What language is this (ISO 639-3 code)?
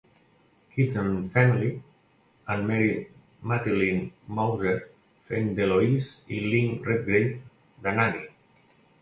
cat